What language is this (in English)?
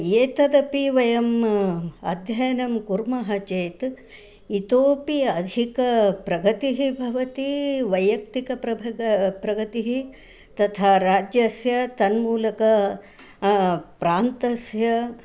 Sanskrit